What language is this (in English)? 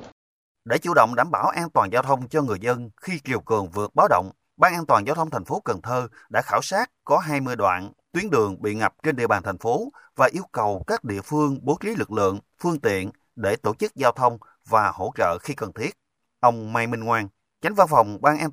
Vietnamese